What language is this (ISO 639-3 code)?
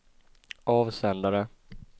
swe